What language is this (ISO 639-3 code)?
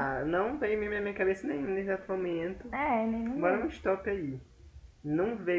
por